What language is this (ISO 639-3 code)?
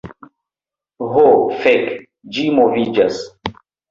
epo